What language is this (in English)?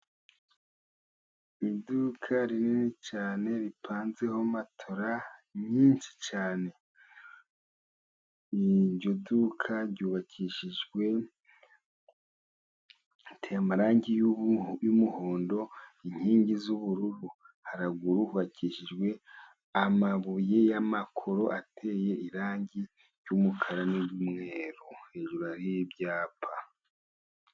Kinyarwanda